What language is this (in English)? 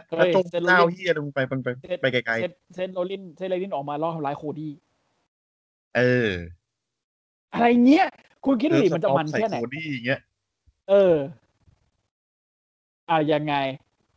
Thai